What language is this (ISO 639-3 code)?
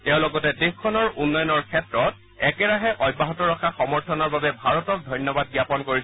asm